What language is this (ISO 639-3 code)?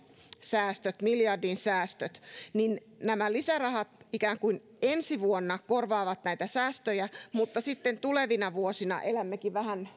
fin